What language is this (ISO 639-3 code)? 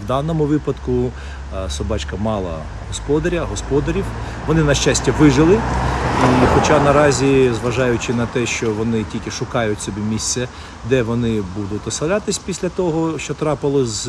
ukr